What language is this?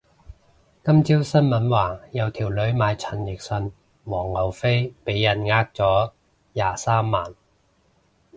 Cantonese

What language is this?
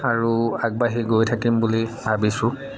Assamese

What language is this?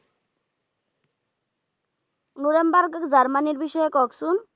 Bangla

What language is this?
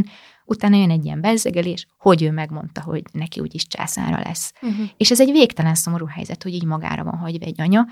Hungarian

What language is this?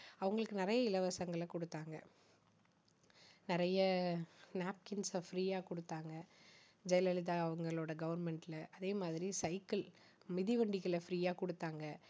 Tamil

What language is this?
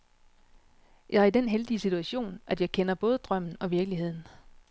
Danish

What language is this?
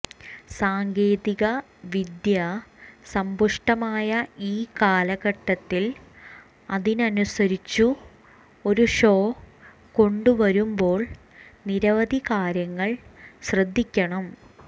Malayalam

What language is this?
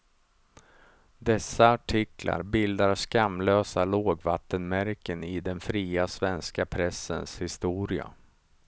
Swedish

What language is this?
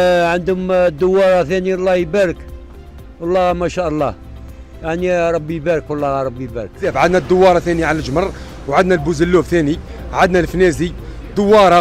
Arabic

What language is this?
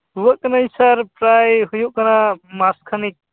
Santali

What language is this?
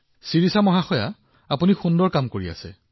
Assamese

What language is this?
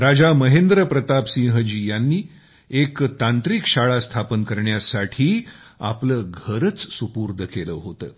Marathi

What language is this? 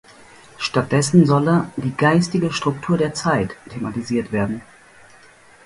German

